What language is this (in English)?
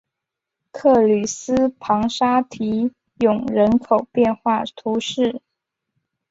Chinese